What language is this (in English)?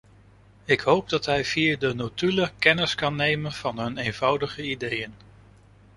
Dutch